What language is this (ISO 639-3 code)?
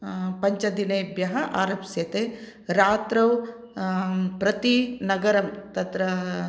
san